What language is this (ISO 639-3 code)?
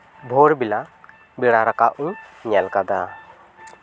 sat